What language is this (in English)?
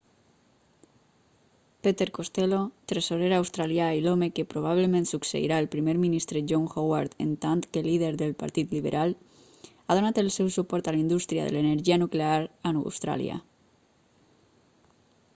Catalan